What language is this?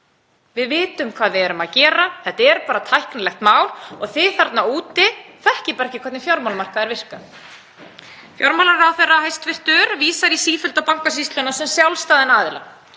Icelandic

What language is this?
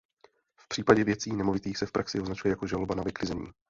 Czech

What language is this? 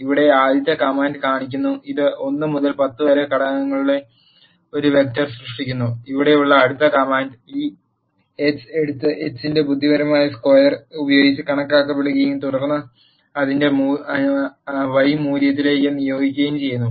Malayalam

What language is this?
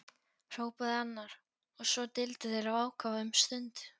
Icelandic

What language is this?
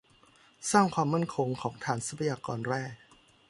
Thai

